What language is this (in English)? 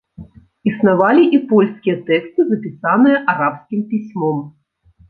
Belarusian